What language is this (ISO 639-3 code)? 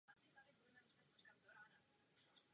ces